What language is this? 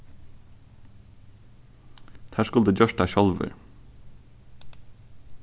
Faroese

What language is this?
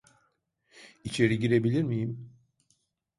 Turkish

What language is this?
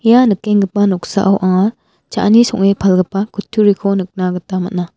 Garo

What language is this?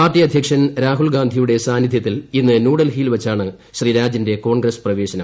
Malayalam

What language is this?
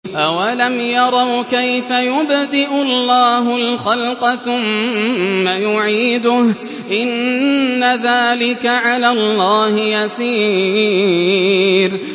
Arabic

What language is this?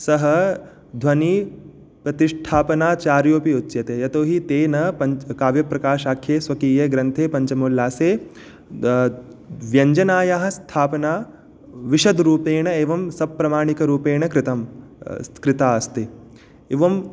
Sanskrit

